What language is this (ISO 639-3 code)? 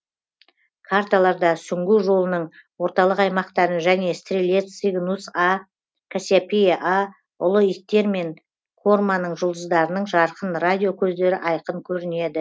kaz